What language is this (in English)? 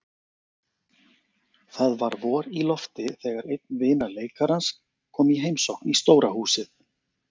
Icelandic